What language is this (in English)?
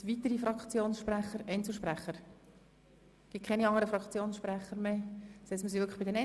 Swiss German